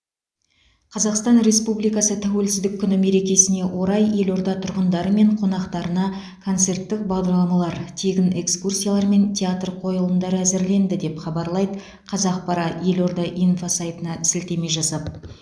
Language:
Kazakh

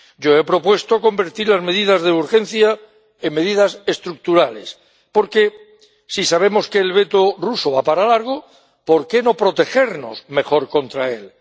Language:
Spanish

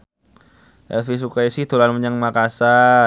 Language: Javanese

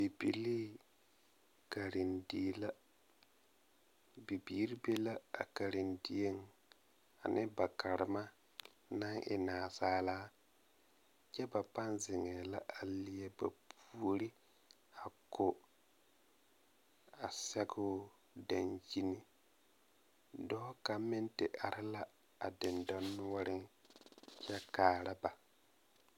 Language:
Southern Dagaare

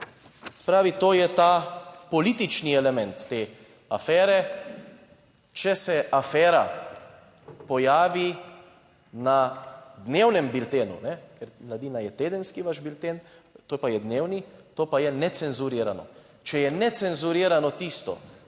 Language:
Slovenian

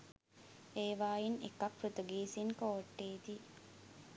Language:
Sinhala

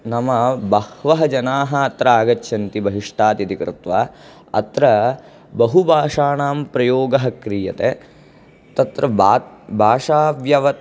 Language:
Sanskrit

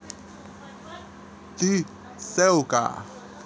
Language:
Russian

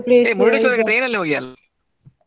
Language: Kannada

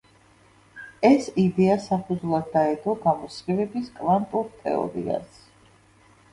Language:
Georgian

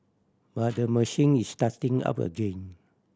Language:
English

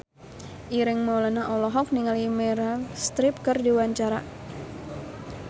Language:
Sundanese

